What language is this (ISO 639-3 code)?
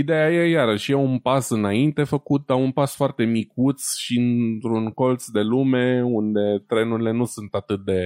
ron